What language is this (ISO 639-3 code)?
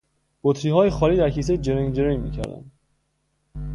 fas